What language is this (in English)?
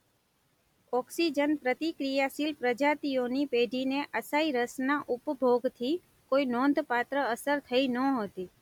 Gujarati